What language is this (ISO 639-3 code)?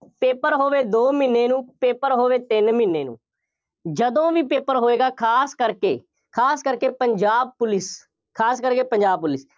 pan